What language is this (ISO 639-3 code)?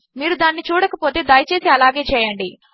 tel